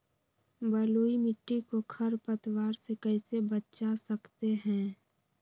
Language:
Magahi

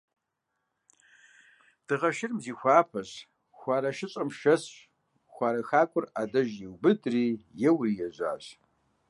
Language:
Kabardian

